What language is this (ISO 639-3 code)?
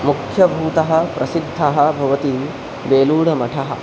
san